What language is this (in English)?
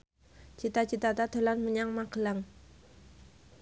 Javanese